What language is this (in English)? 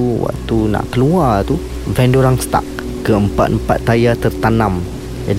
Malay